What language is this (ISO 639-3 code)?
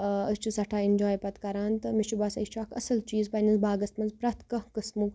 kas